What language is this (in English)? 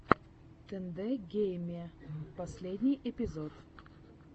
Russian